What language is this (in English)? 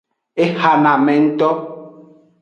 Aja (Benin)